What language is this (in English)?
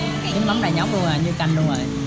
Vietnamese